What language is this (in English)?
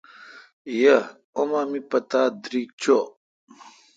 Kalkoti